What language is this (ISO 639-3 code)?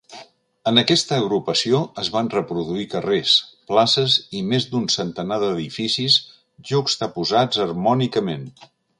cat